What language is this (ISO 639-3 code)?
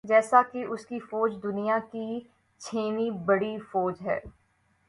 urd